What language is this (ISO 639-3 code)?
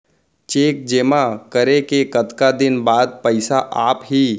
hne